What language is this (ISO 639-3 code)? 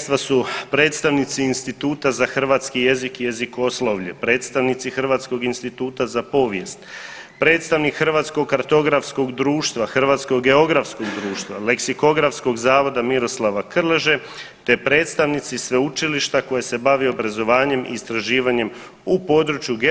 hrv